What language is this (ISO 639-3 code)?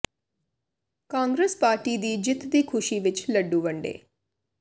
pan